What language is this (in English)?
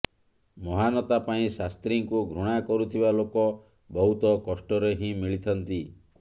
Odia